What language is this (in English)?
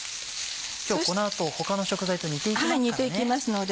Japanese